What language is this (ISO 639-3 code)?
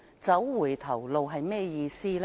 yue